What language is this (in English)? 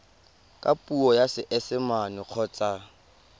Tswana